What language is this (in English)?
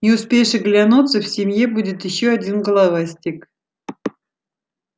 Russian